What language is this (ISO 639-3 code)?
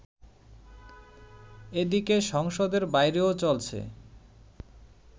ben